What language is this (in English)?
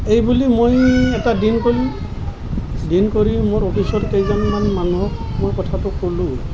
Assamese